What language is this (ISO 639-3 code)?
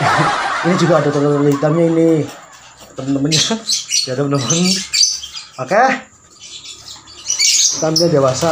ind